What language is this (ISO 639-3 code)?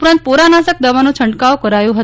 guj